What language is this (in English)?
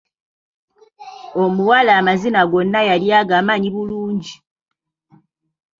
Ganda